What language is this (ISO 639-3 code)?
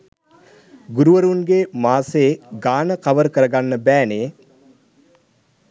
sin